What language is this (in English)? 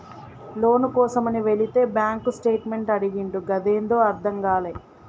Telugu